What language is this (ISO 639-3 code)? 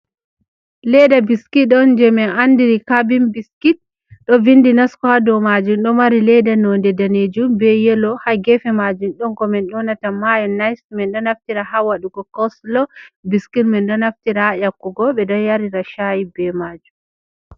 ful